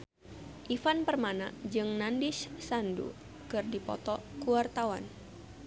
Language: Sundanese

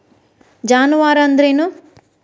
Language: Kannada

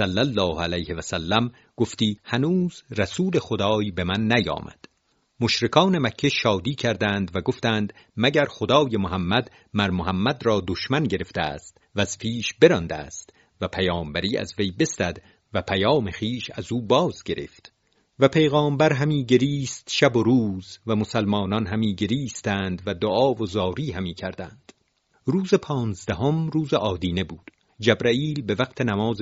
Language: Persian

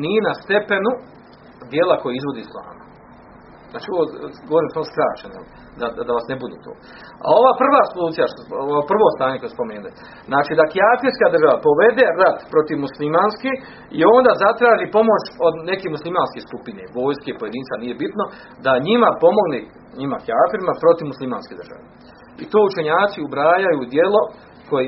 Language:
Croatian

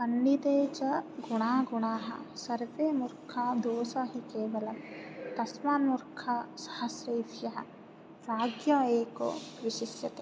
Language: Sanskrit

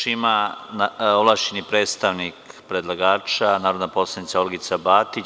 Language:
Serbian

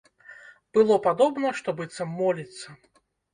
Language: Belarusian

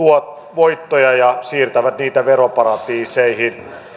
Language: Finnish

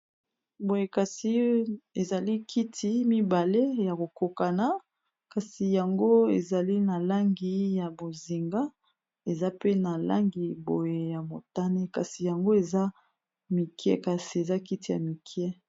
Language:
Lingala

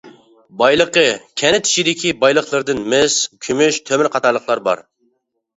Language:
Uyghur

